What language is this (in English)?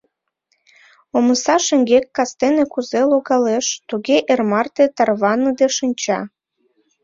Mari